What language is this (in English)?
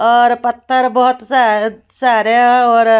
Hindi